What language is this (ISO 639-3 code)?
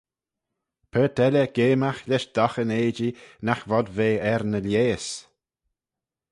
glv